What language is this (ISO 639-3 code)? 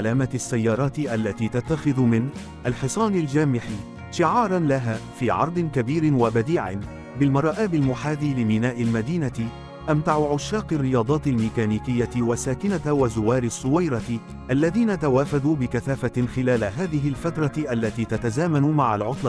ara